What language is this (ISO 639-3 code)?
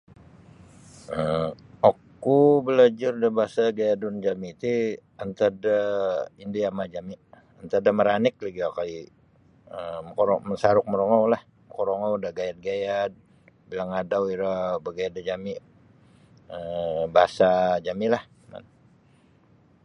bsy